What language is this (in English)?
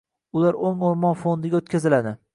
Uzbek